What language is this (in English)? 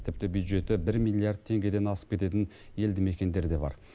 Kazakh